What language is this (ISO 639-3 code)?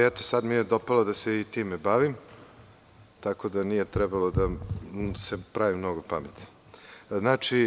srp